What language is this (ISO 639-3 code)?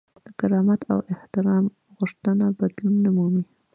pus